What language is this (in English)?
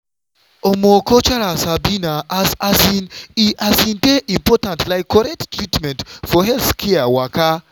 Nigerian Pidgin